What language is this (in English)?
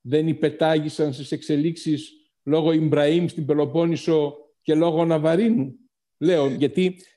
Greek